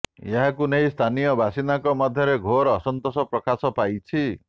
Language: Odia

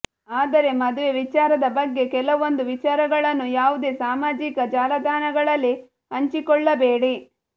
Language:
Kannada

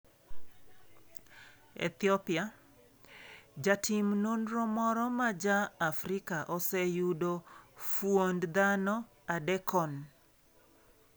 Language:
Luo (Kenya and Tanzania)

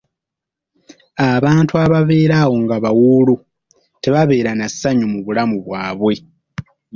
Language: Ganda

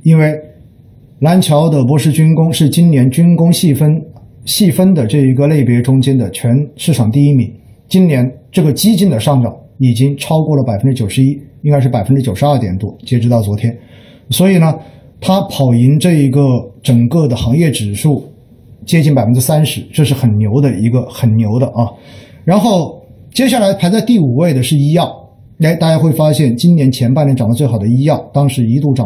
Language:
Chinese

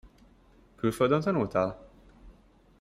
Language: Hungarian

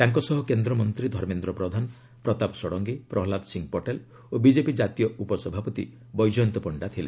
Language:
Odia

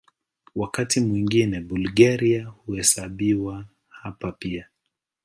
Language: Swahili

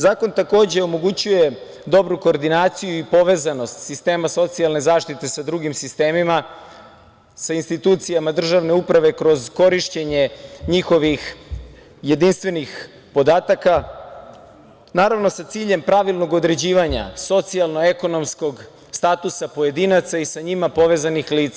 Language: Serbian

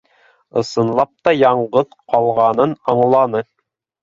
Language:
Bashkir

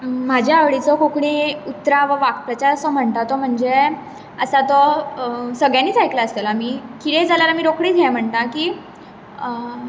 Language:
Konkani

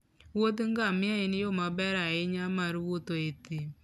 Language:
Luo (Kenya and Tanzania)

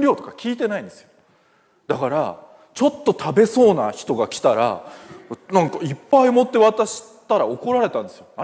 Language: Japanese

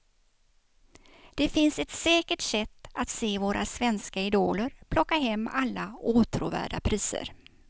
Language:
Swedish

